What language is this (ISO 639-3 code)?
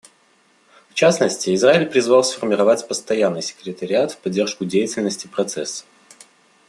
rus